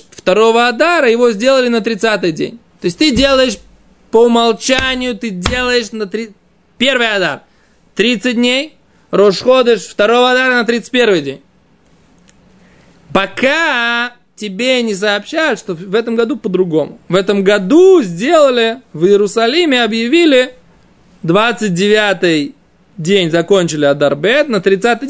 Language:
Russian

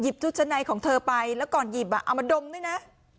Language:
Thai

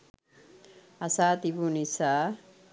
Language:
Sinhala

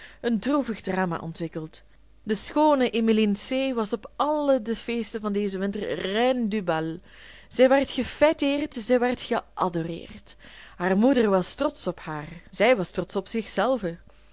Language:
Dutch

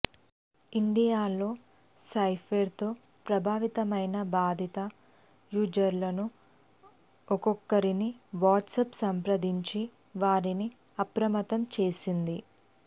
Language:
Telugu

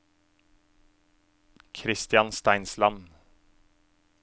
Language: Norwegian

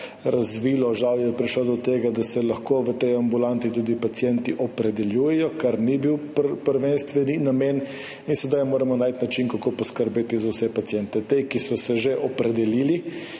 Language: Slovenian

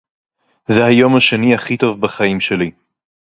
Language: Hebrew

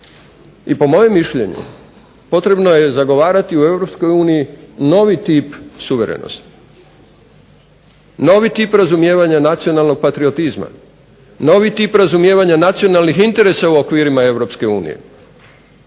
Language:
Croatian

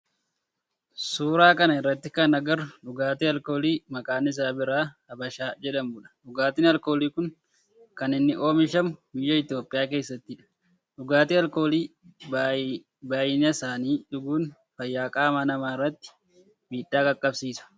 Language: Oromo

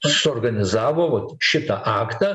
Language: Lithuanian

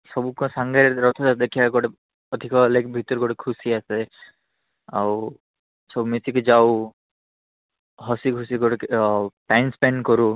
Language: Odia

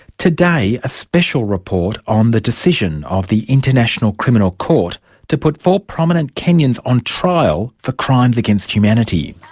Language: English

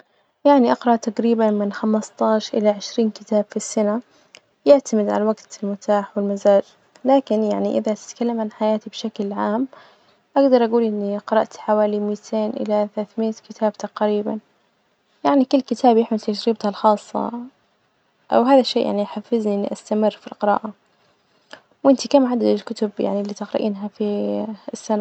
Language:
Najdi Arabic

